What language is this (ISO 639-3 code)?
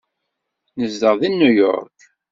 kab